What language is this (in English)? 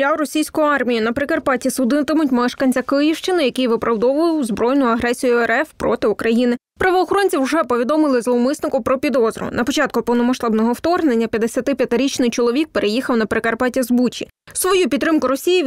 Ukrainian